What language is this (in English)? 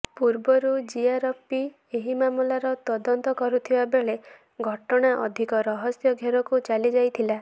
Odia